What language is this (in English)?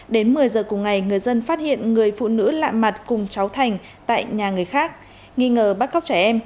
Vietnamese